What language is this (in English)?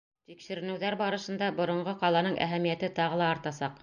Bashkir